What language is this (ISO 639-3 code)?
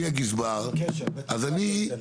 heb